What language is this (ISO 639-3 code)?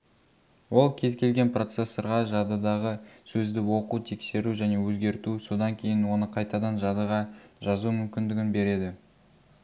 kaz